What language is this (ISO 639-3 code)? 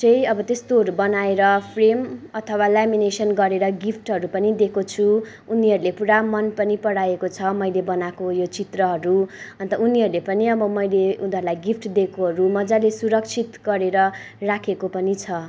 nep